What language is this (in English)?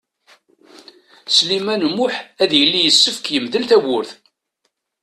Kabyle